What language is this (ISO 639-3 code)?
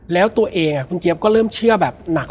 tha